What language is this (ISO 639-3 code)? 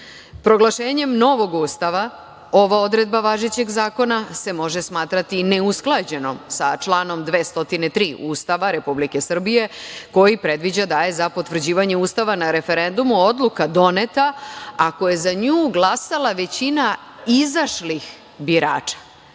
srp